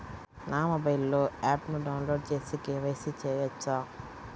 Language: Telugu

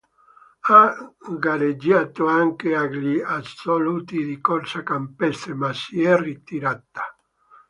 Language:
Italian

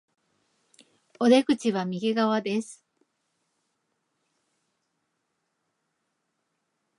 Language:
Japanese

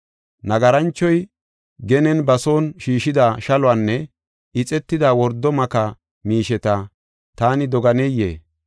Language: Gofa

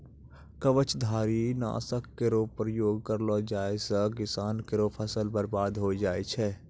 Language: Maithili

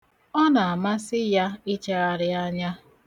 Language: Igbo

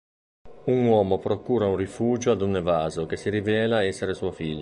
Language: Italian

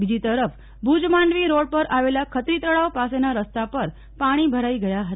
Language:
Gujarati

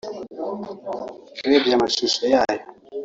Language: Kinyarwanda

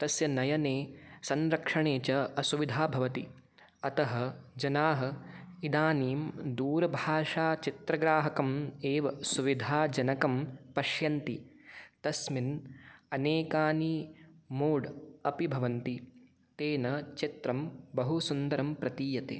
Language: Sanskrit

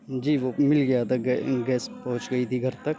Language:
Urdu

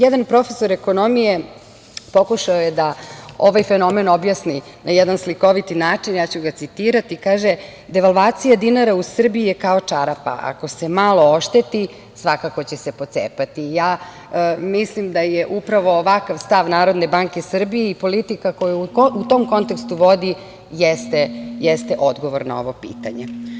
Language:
Serbian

